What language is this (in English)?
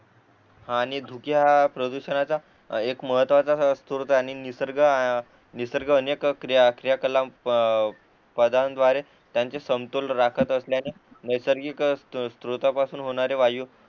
Marathi